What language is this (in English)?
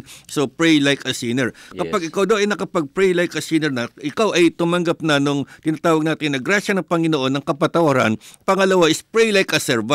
Filipino